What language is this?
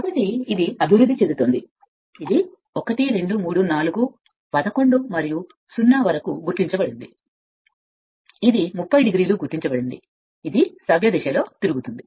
Telugu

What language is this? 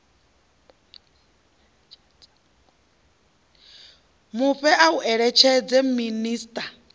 Venda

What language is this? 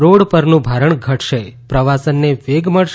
Gujarati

